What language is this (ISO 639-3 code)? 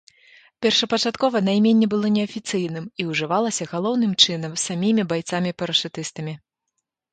bel